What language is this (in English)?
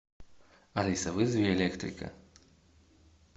Russian